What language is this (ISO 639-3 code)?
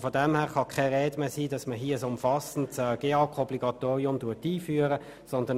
gsw